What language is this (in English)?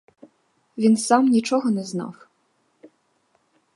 Ukrainian